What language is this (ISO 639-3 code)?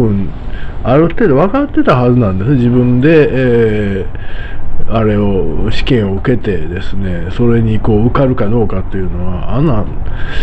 jpn